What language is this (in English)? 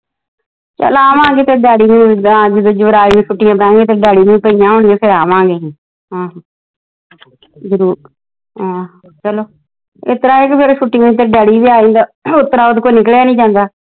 Punjabi